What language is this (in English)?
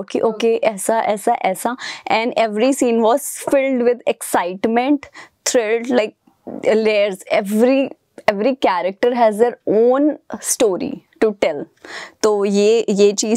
Telugu